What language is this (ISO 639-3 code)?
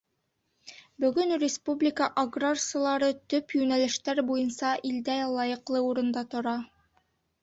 bak